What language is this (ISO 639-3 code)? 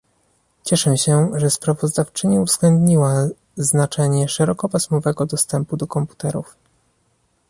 pol